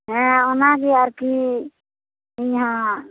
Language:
Santali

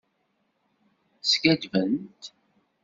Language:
Kabyle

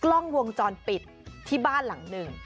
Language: Thai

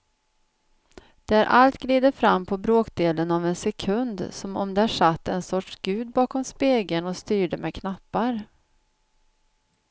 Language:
Swedish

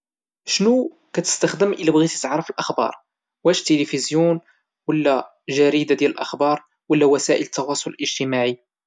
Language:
Moroccan Arabic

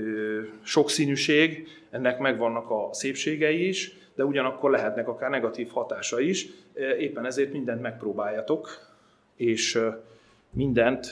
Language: Hungarian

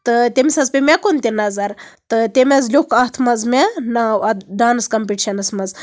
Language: Kashmiri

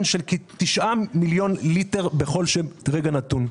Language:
Hebrew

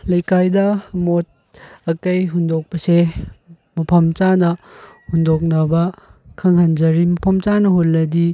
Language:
Manipuri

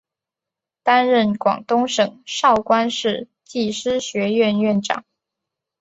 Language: Chinese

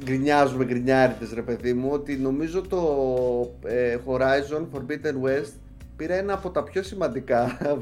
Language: Greek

